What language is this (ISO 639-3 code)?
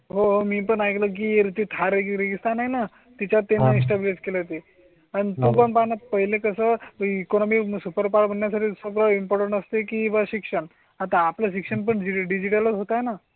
mar